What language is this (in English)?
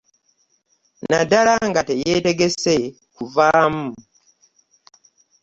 Ganda